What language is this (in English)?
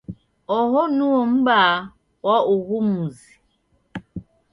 Taita